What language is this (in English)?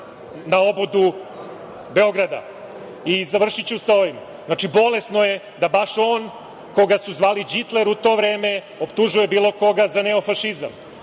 Serbian